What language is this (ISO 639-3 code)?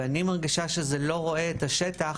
heb